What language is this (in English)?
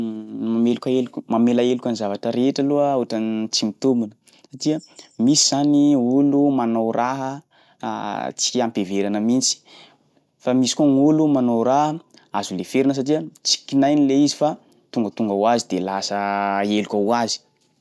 Sakalava Malagasy